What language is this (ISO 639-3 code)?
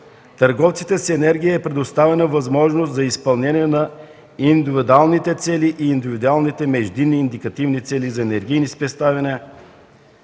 bul